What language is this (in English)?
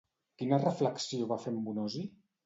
Catalan